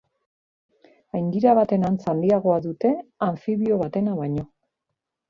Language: Basque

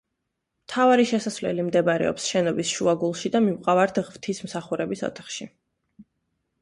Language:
Georgian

